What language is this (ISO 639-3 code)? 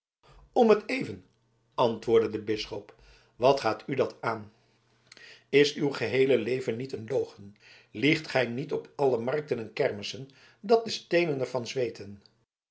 nld